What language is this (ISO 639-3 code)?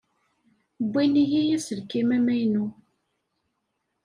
kab